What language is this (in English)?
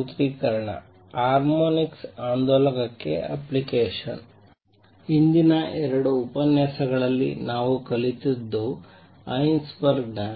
Kannada